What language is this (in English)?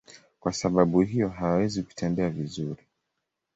Swahili